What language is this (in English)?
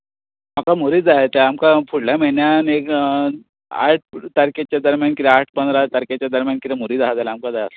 Konkani